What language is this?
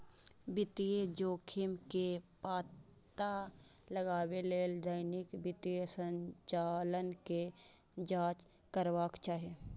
Maithili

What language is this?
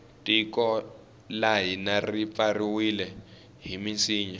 Tsonga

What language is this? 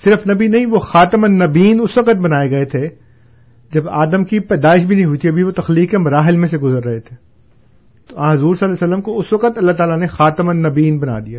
Urdu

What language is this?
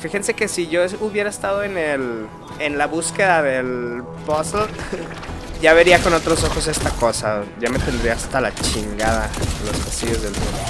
Spanish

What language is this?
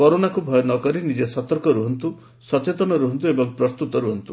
Odia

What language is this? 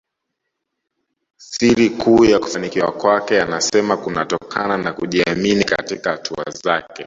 Swahili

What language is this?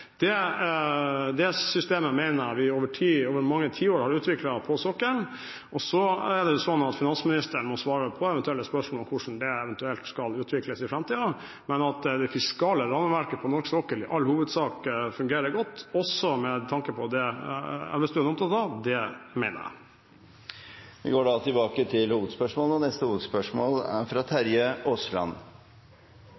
Norwegian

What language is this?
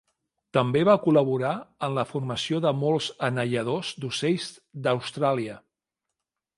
Catalan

